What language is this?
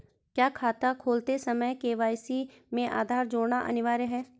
Hindi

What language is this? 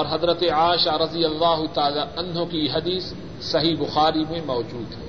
Urdu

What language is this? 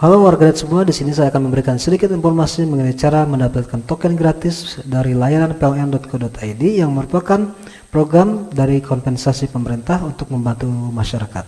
Indonesian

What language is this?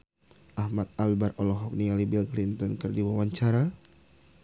Sundanese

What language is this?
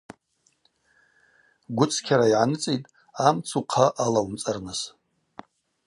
Abaza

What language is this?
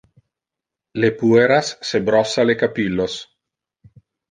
Interlingua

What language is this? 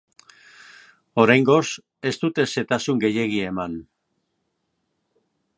Basque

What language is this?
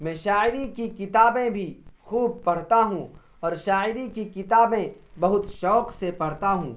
Urdu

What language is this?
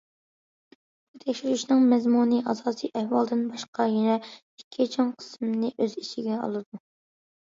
Uyghur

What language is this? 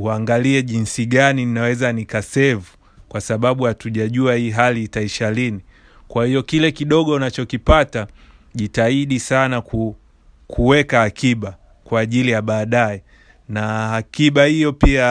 Swahili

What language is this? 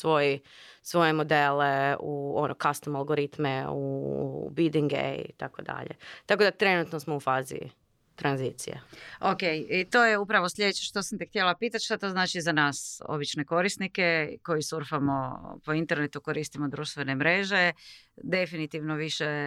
Croatian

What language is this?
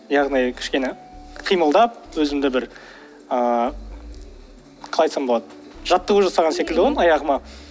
Kazakh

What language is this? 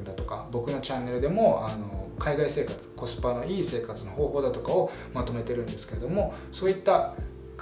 Japanese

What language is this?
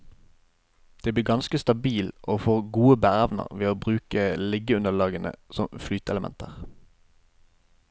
Norwegian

